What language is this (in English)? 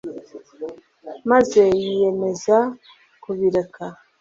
Kinyarwanda